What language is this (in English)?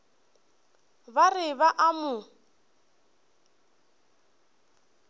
Northern Sotho